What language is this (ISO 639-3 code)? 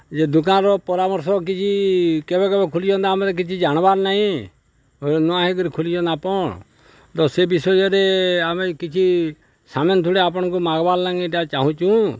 ori